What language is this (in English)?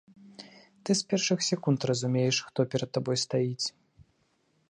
Belarusian